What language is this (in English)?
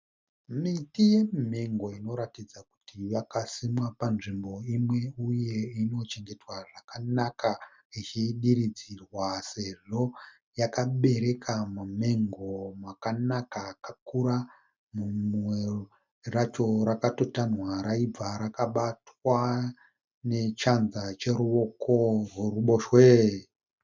Shona